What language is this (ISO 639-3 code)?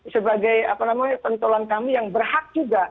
ind